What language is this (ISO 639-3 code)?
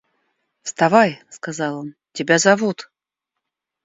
rus